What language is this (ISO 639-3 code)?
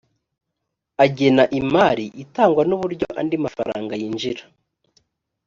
kin